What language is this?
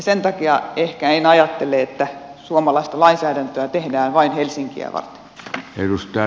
Finnish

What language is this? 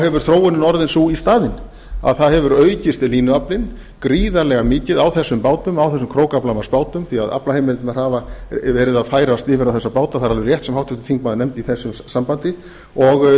Icelandic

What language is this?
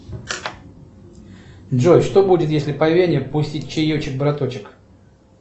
Russian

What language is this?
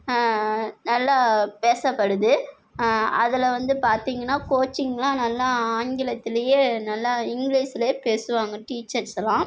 Tamil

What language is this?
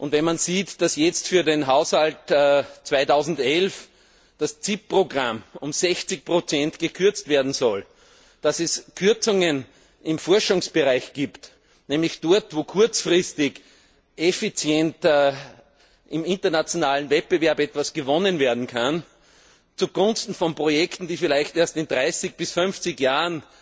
German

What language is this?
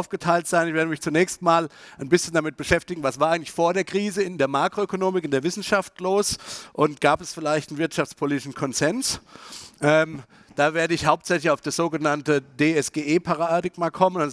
German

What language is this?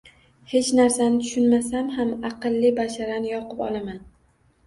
Uzbek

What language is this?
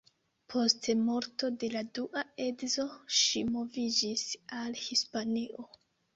Esperanto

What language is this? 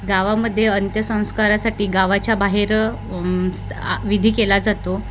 Marathi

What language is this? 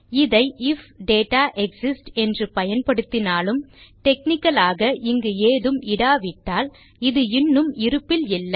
Tamil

